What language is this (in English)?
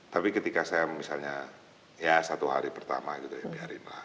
Indonesian